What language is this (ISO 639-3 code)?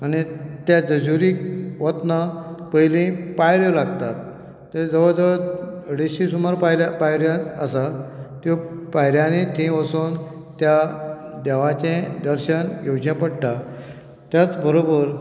kok